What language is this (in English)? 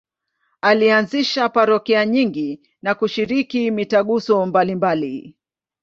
Swahili